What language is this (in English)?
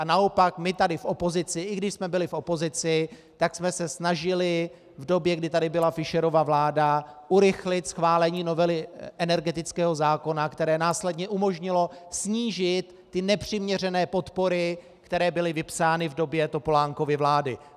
Czech